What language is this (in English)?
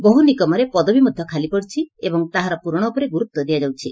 Odia